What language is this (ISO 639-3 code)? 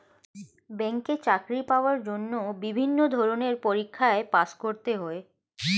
ben